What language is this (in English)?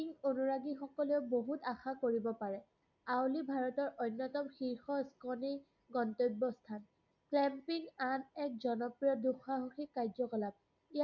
Assamese